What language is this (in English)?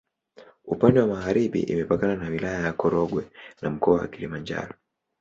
Swahili